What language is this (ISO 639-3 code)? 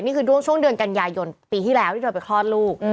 tha